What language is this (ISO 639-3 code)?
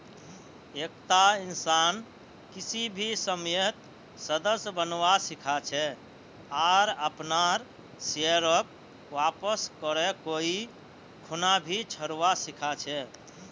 mag